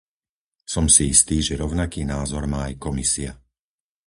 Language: Slovak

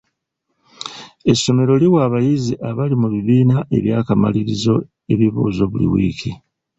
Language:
Ganda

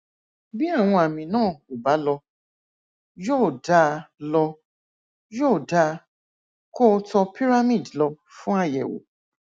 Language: Yoruba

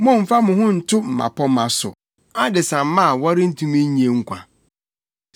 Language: Akan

